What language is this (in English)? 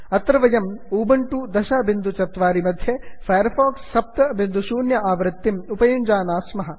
Sanskrit